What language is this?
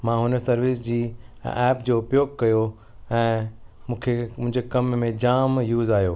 Sindhi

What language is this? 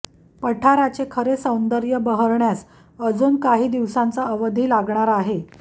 Marathi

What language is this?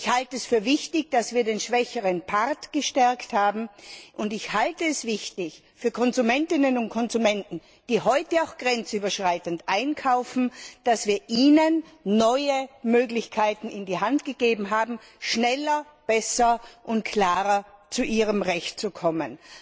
German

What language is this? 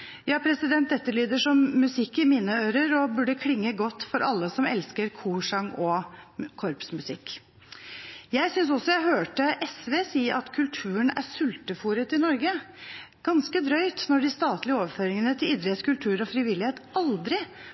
Norwegian Bokmål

